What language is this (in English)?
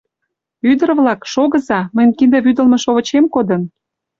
Mari